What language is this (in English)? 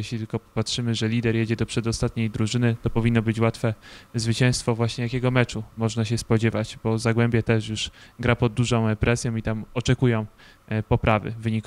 Polish